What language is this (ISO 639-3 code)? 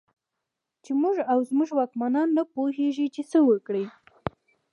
pus